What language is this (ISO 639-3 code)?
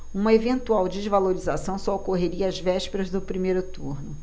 por